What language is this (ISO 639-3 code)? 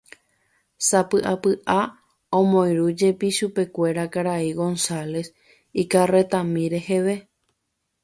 grn